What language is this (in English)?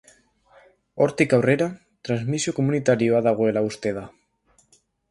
Basque